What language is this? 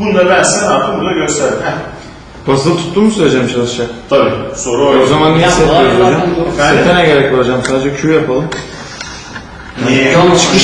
Turkish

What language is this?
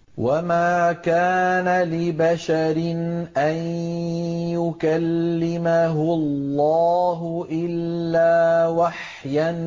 Arabic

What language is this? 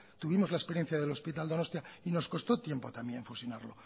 Spanish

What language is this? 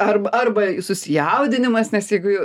Lithuanian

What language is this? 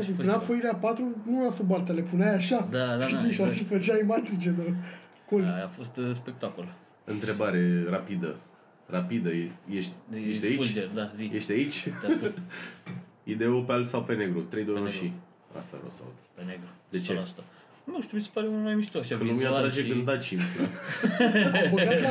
Romanian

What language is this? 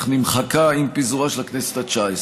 Hebrew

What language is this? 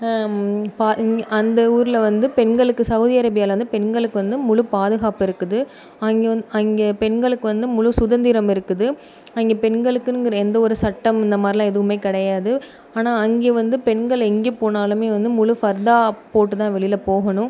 Tamil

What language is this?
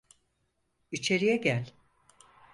Turkish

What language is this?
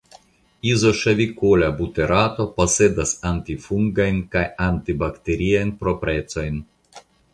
Esperanto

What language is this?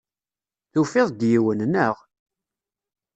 Kabyle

